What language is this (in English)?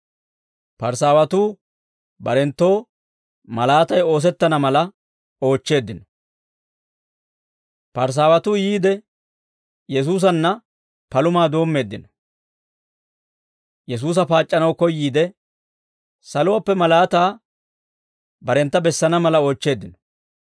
Dawro